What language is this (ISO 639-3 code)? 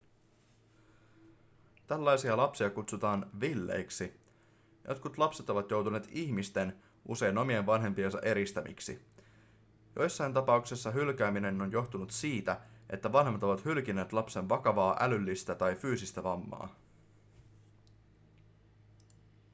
fin